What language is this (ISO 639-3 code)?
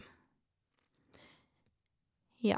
nor